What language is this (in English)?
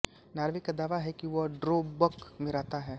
Hindi